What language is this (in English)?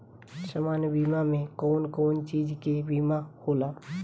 Bhojpuri